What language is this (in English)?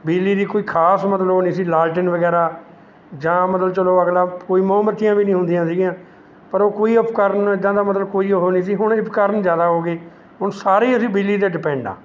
Punjabi